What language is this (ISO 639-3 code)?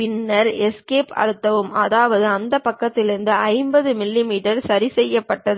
tam